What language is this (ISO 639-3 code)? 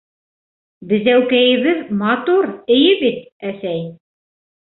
bak